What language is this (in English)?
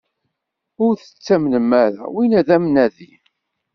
Kabyle